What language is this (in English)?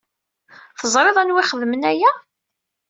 Kabyle